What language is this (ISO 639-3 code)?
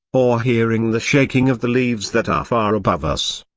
eng